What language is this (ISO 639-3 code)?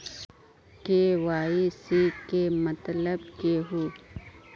mag